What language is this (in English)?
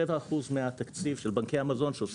Hebrew